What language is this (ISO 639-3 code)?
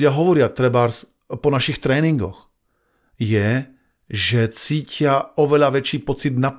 slk